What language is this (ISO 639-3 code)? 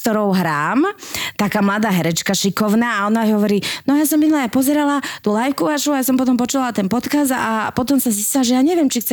slk